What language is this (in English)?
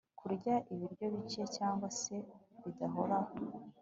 Kinyarwanda